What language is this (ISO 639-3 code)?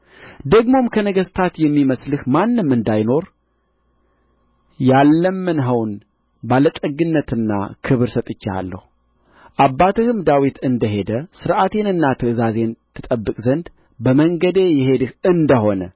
amh